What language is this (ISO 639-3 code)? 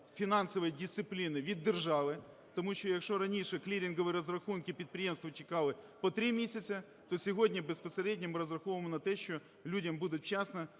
ukr